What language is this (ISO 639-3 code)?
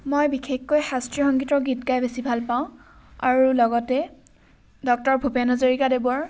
asm